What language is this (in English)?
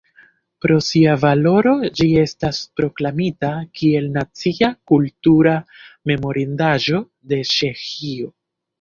Esperanto